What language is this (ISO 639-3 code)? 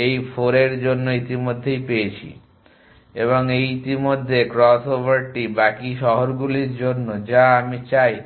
ben